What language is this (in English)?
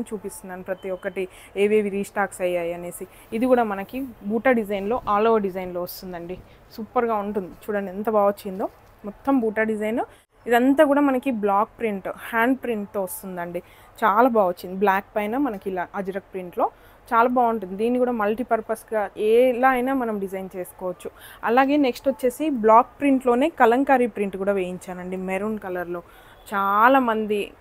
Telugu